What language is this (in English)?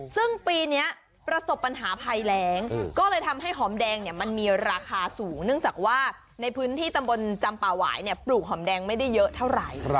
Thai